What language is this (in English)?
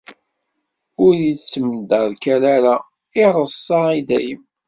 Kabyle